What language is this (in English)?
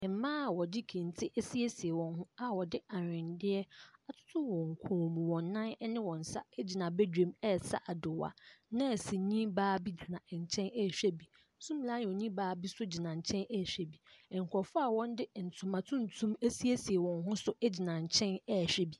Akan